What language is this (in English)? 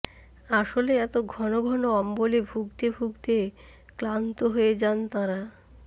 Bangla